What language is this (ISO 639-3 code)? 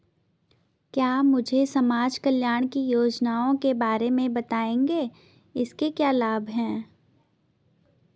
hin